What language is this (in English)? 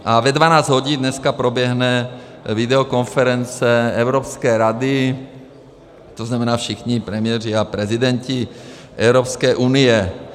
Czech